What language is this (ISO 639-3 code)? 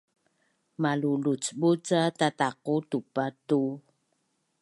bnn